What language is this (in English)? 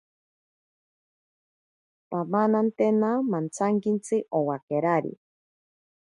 Ashéninka Perené